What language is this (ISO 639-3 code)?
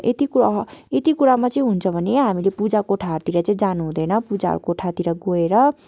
nep